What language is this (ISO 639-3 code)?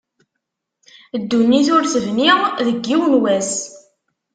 kab